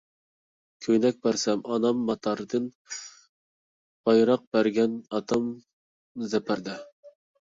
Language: Uyghur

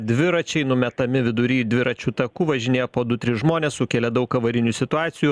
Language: Lithuanian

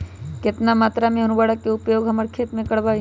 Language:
Magahi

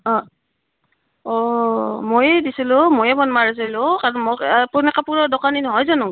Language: Assamese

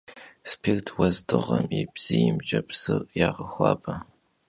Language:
Kabardian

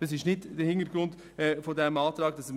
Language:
Swiss German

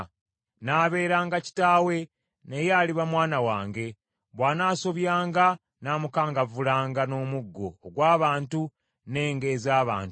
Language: Ganda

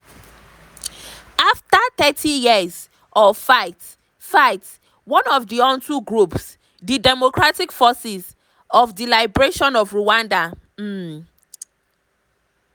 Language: Nigerian Pidgin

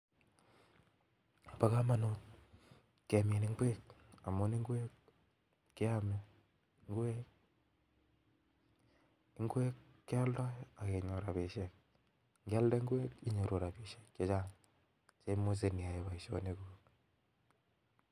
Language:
Kalenjin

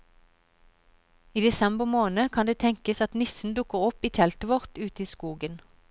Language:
Norwegian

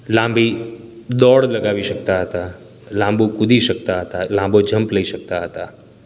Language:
Gujarati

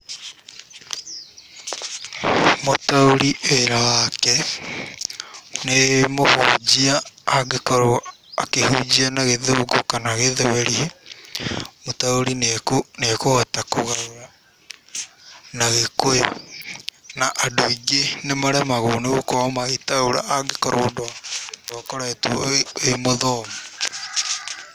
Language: Kikuyu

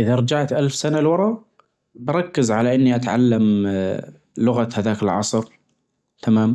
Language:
Najdi Arabic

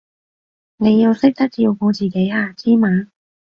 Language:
Cantonese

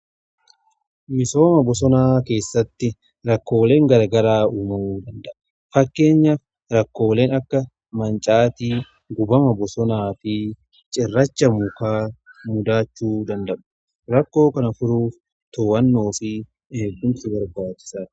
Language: Oromo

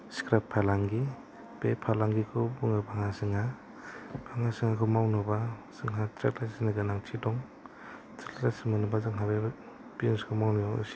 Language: Bodo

